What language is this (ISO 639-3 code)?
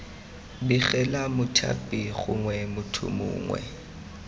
tsn